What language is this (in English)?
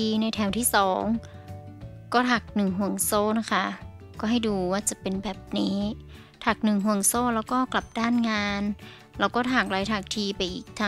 Thai